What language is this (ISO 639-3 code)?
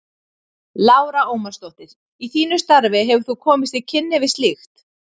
isl